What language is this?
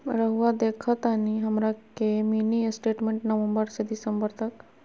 Magahi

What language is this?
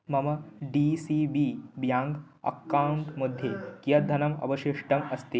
Sanskrit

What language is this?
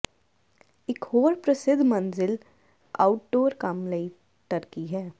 Punjabi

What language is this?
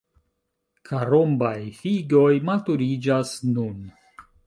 Esperanto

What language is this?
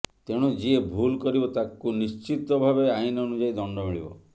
Odia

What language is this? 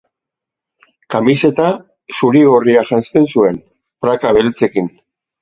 Basque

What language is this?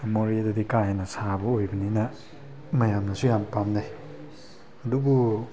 Manipuri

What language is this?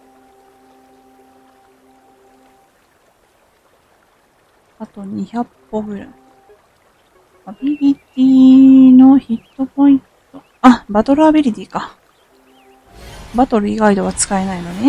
Japanese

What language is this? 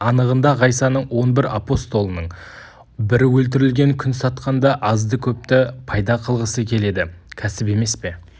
Kazakh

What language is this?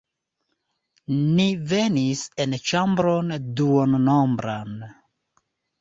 Esperanto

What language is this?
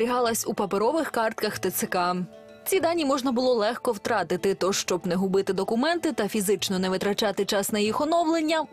Ukrainian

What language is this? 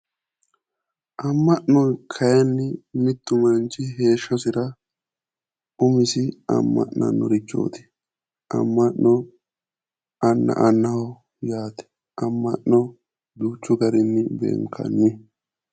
Sidamo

